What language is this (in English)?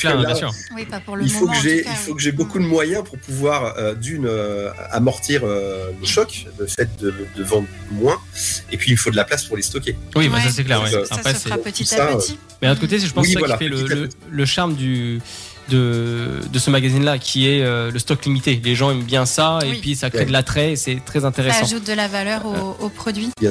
French